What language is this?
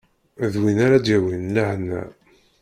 Kabyle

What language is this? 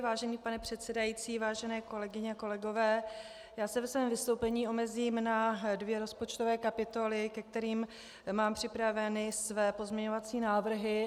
Czech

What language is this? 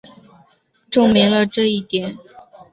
Chinese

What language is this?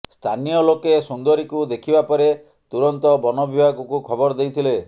Odia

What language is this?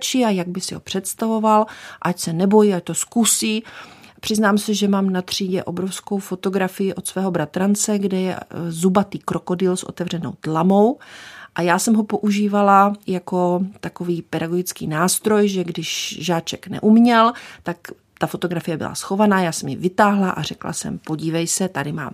Czech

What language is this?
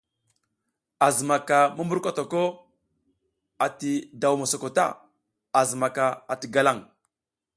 South Giziga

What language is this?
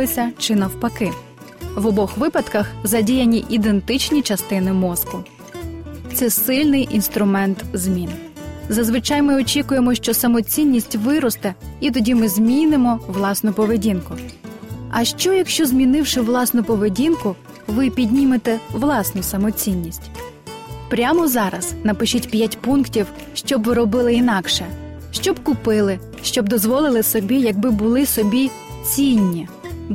Ukrainian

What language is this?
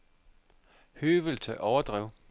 Danish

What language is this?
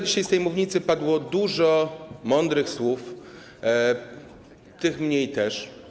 Polish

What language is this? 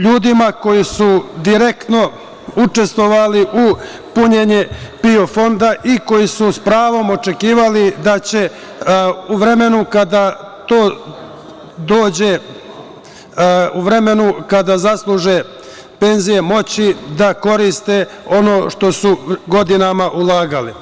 Serbian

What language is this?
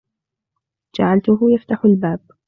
Arabic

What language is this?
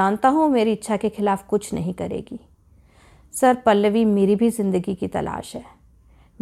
Hindi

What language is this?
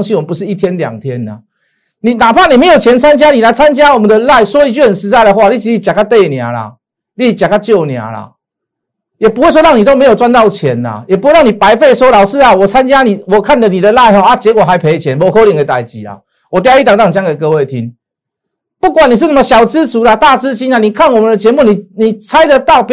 Chinese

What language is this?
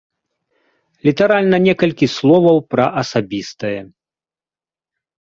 Belarusian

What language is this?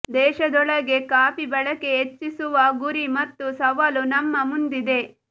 Kannada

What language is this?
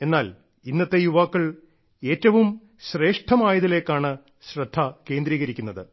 Malayalam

